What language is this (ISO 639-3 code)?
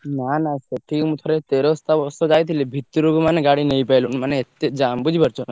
ori